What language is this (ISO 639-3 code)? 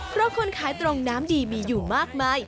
tha